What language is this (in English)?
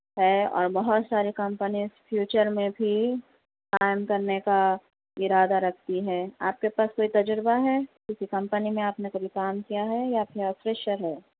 Urdu